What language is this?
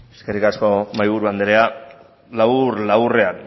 Basque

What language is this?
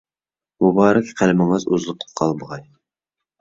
Uyghur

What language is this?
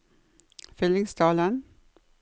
Norwegian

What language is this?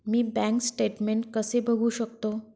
Marathi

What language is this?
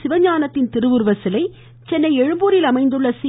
Tamil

